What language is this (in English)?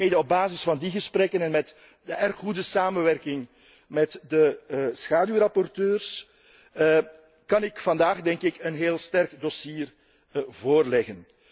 Dutch